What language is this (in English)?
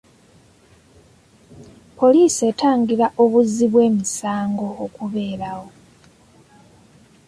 Ganda